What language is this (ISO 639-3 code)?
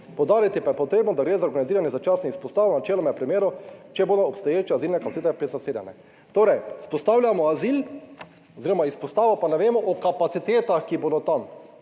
slv